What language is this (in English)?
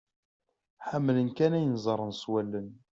Kabyle